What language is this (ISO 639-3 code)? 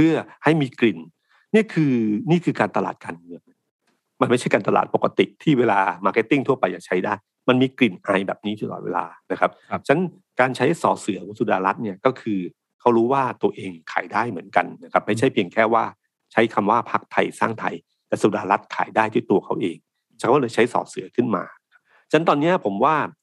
tha